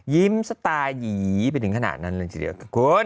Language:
Thai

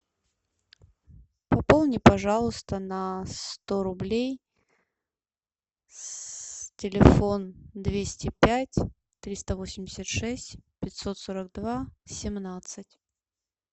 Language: Russian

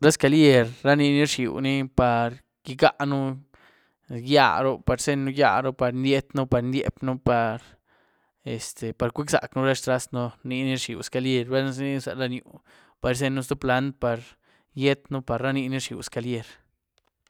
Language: Güilá Zapotec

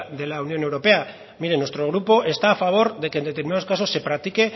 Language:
Spanish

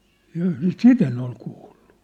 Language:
Finnish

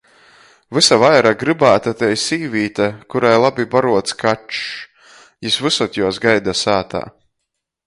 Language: Latgalian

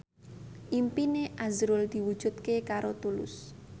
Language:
Javanese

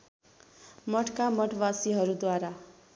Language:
Nepali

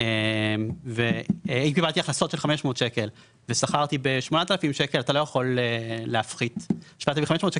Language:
Hebrew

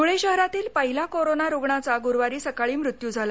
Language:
Marathi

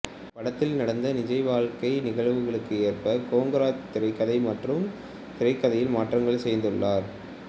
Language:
Tamil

